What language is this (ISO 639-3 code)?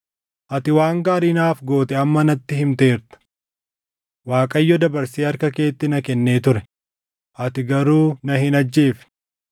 orm